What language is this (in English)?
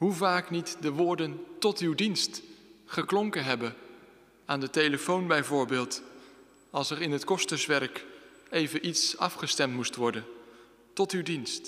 Dutch